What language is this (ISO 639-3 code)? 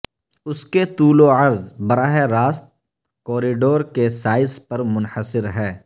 urd